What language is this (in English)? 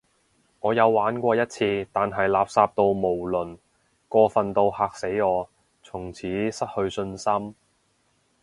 Cantonese